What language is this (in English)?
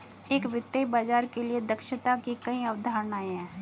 Hindi